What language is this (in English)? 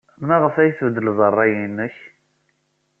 Kabyle